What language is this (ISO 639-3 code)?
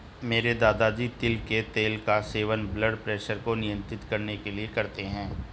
hin